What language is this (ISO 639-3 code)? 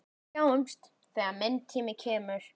isl